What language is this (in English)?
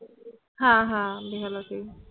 Bangla